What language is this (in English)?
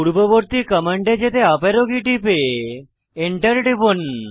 Bangla